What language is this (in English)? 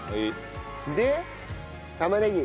Japanese